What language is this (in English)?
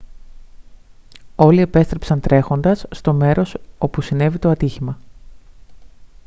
Greek